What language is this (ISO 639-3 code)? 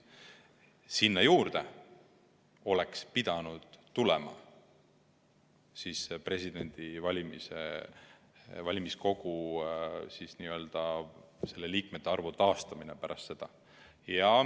est